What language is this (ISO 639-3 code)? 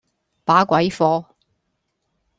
yue